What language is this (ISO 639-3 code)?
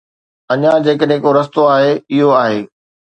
snd